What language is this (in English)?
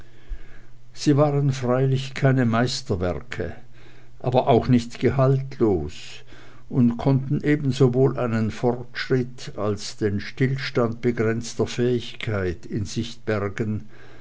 German